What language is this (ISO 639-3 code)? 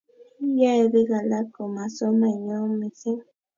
kln